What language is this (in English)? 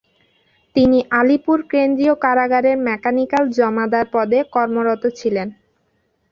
Bangla